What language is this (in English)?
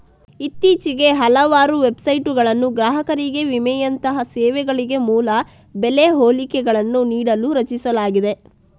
Kannada